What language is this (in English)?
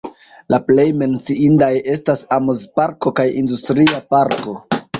Esperanto